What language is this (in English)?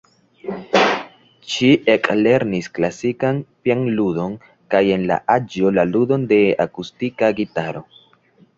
Esperanto